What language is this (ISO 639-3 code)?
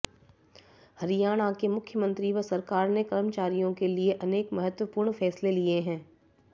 hin